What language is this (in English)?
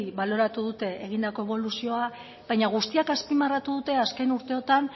Basque